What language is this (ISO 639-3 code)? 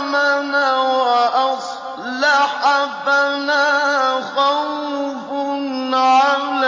ara